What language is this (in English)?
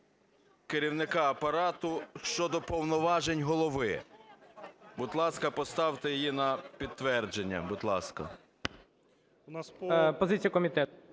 Ukrainian